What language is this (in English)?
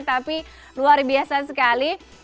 Indonesian